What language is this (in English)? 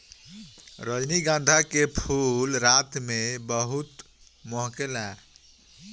Bhojpuri